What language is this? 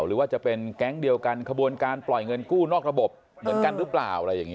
Thai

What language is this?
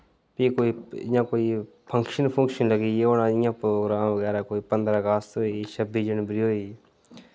Dogri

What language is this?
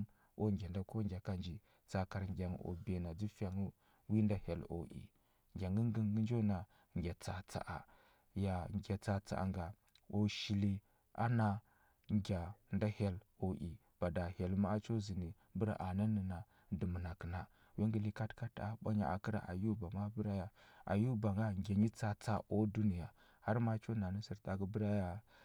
Huba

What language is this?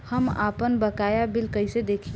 Bhojpuri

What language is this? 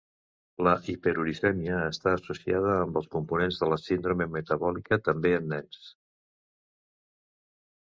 Catalan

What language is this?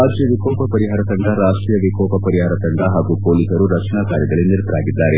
Kannada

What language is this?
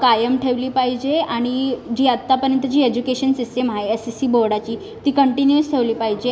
Marathi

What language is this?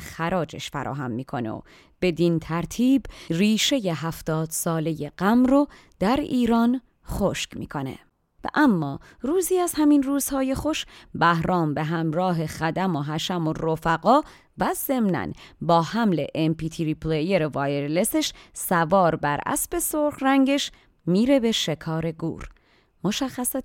Persian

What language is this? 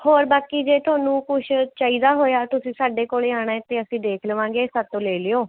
Punjabi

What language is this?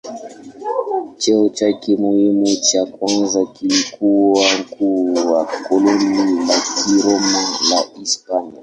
Swahili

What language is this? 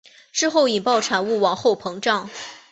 Chinese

